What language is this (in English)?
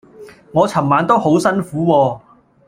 Cantonese